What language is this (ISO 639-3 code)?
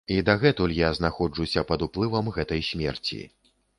bel